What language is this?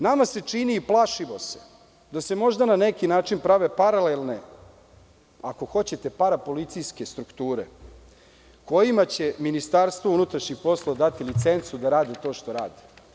Serbian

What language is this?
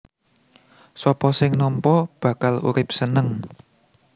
Javanese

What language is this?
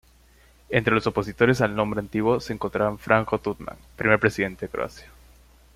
Spanish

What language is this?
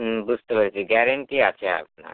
Bangla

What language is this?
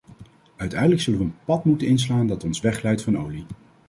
Dutch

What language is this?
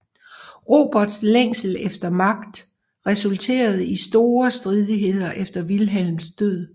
Danish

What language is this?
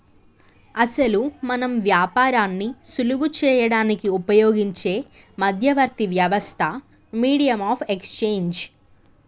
Telugu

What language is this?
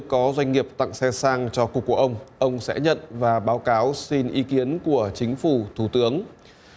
Vietnamese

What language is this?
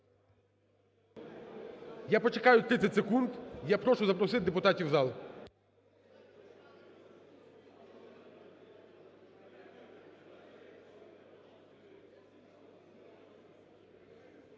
Ukrainian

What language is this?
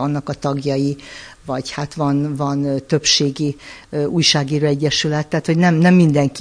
Hungarian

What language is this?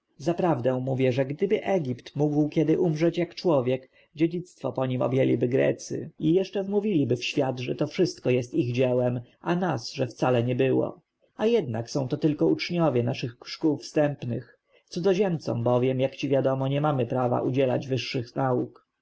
Polish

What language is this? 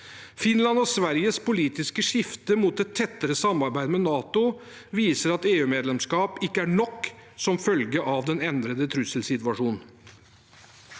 Norwegian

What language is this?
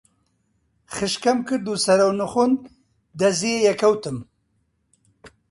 Central Kurdish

